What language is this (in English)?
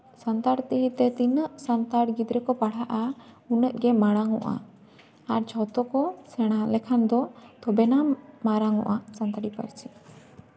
Santali